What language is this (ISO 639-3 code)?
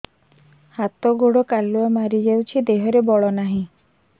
ori